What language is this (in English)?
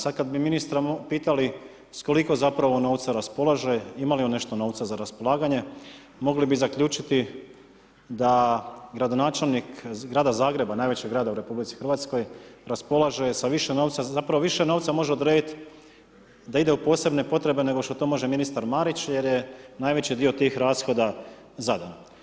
Croatian